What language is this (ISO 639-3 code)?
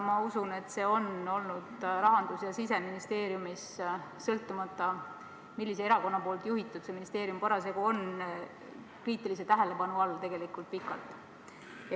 est